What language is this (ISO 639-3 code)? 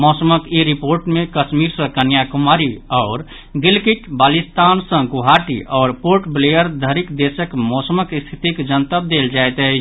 mai